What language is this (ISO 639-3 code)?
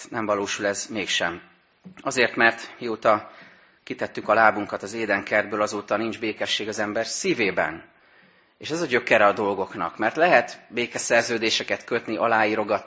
hun